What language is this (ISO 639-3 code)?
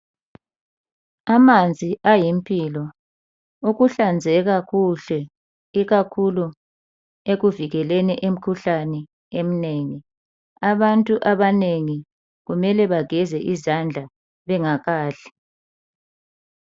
nde